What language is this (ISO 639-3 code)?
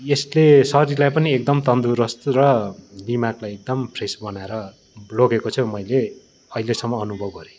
nep